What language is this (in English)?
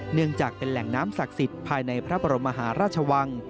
Thai